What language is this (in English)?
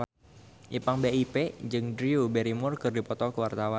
Sundanese